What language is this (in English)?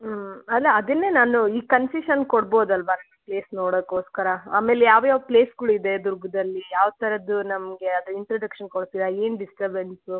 Kannada